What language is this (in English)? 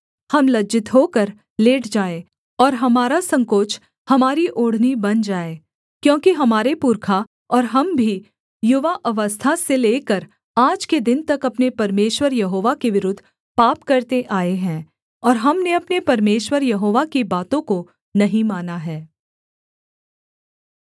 Hindi